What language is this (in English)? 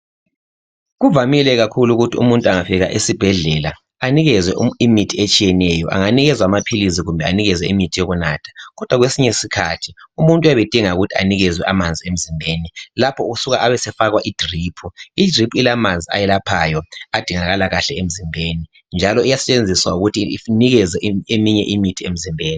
North Ndebele